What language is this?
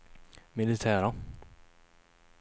Swedish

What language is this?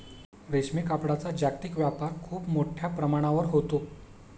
Marathi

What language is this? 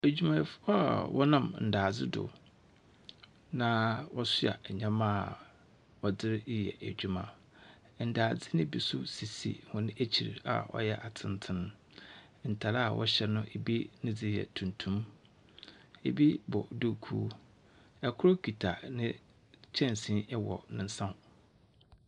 Akan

